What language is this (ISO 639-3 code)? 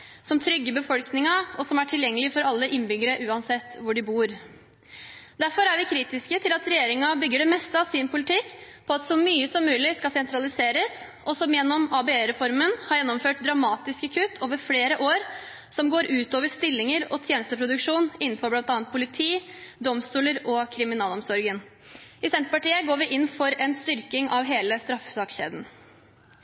nob